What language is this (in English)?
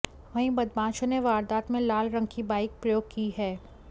Hindi